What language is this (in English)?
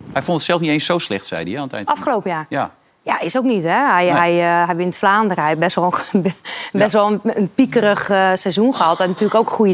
Dutch